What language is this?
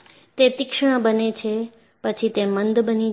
Gujarati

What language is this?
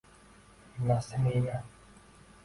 Uzbek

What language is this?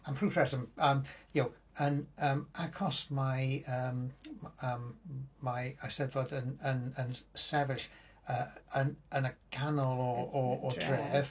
Welsh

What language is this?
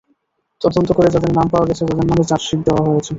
Bangla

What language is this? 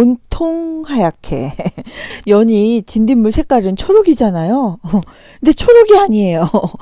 Korean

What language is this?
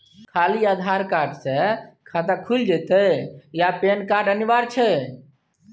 Maithili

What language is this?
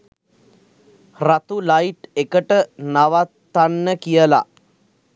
Sinhala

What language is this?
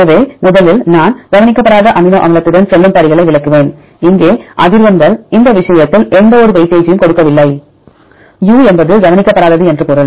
Tamil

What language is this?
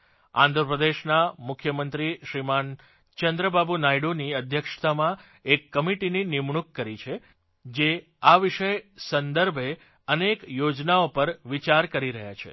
Gujarati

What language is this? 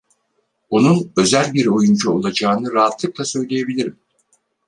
Turkish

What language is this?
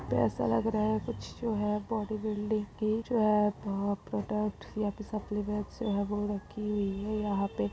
Magahi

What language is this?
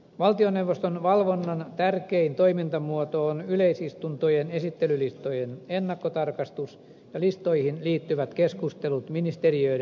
Finnish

